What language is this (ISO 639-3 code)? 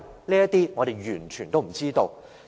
yue